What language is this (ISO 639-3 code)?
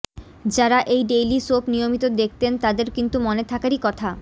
ben